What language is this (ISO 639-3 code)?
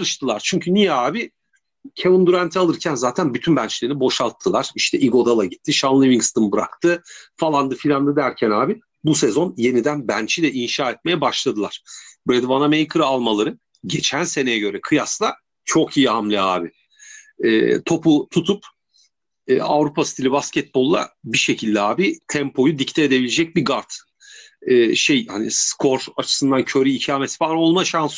tur